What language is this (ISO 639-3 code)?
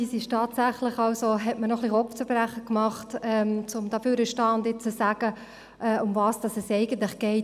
gsw